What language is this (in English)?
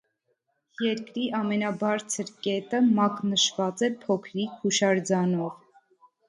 Armenian